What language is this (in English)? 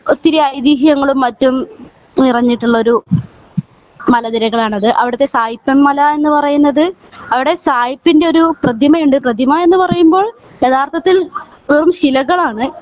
Malayalam